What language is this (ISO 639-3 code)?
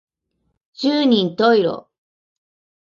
jpn